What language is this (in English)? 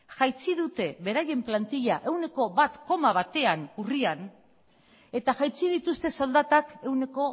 Basque